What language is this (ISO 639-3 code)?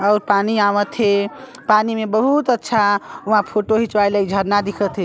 hne